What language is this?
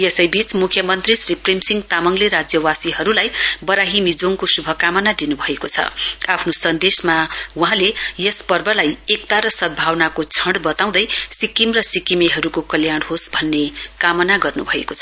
Nepali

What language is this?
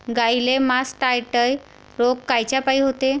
Marathi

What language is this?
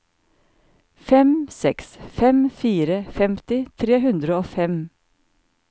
Norwegian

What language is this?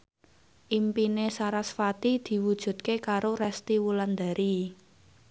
Javanese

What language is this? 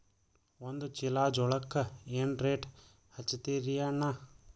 Kannada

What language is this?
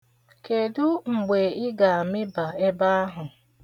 Igbo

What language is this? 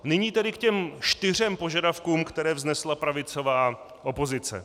Czech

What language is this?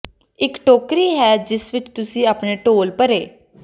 Punjabi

